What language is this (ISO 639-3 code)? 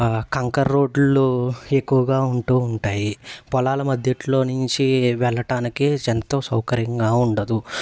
tel